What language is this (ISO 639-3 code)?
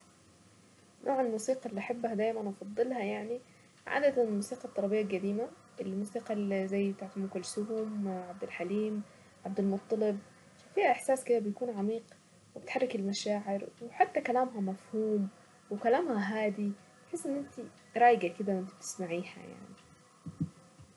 aec